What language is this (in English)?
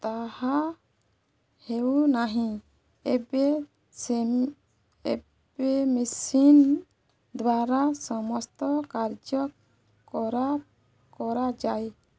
Odia